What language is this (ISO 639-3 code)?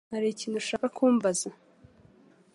kin